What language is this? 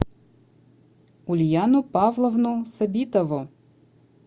Russian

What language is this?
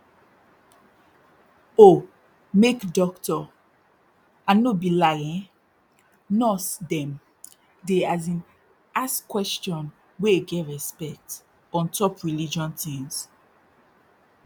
Nigerian Pidgin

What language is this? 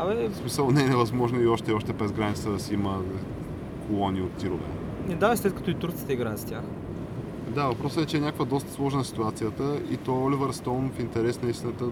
Bulgarian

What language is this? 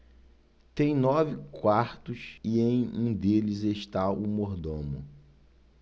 Portuguese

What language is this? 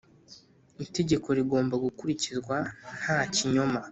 Kinyarwanda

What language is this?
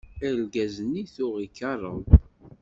Kabyle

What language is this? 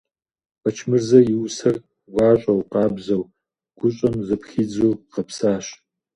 Kabardian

